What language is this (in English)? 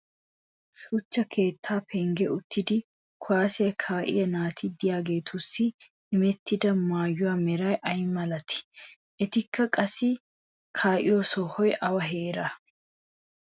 Wolaytta